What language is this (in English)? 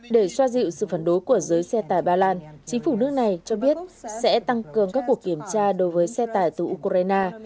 Vietnamese